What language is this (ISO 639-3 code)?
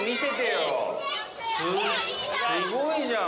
jpn